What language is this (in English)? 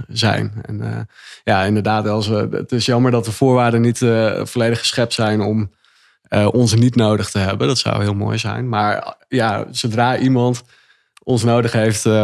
Dutch